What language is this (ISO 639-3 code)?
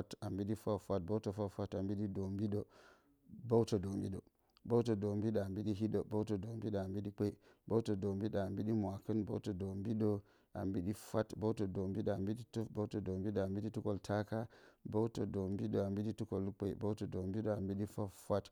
bcy